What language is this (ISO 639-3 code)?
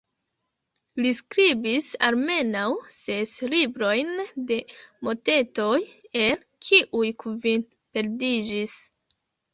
epo